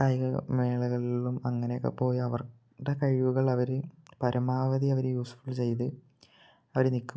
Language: Malayalam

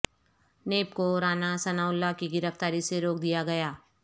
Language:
Urdu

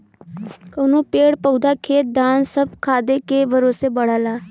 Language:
Bhojpuri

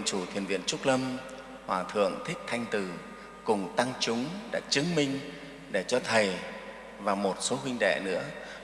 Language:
Vietnamese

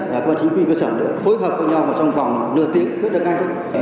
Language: Vietnamese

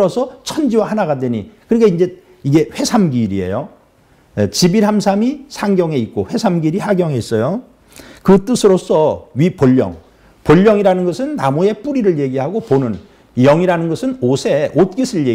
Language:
Korean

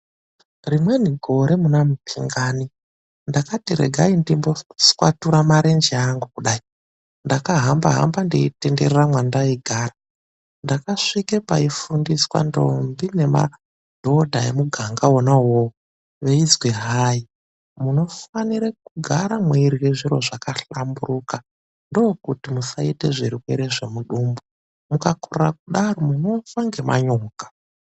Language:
Ndau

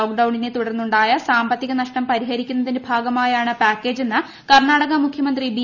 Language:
Malayalam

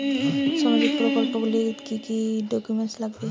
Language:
Bangla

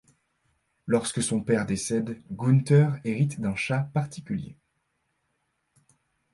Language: French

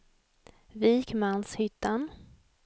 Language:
Swedish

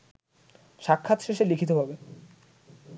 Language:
Bangla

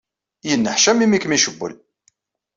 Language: Kabyle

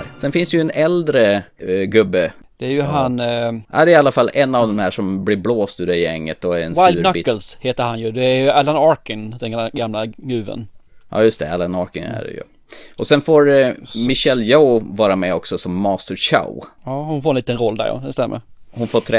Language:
Swedish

